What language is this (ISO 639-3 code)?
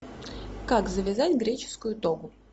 rus